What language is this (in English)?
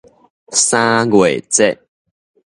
Min Nan Chinese